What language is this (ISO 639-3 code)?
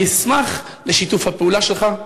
heb